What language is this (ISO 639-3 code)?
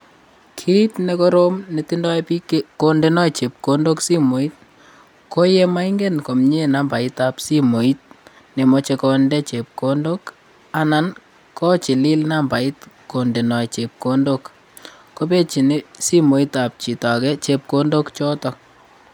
kln